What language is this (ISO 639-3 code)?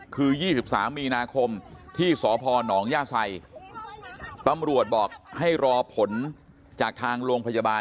tha